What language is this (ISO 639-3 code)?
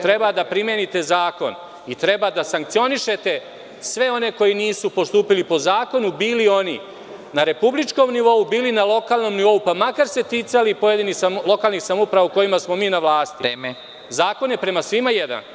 srp